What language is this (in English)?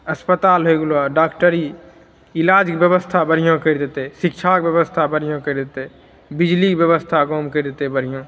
Maithili